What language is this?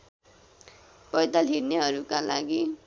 Nepali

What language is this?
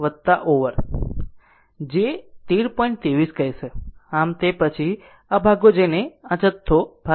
Gujarati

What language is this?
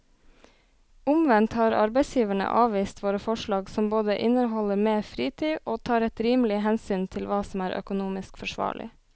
Norwegian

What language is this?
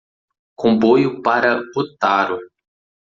Portuguese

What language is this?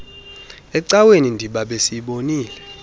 Xhosa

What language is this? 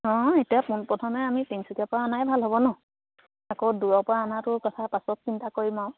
Assamese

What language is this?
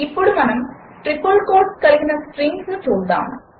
Telugu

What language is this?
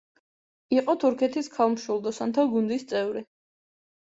Georgian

